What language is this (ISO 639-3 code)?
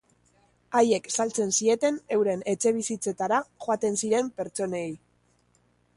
eus